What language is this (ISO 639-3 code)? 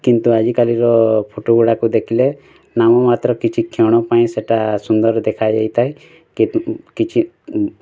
ori